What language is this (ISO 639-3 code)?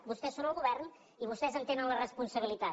cat